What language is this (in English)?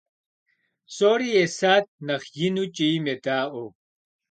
Kabardian